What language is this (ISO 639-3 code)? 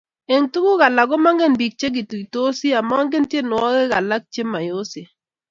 kln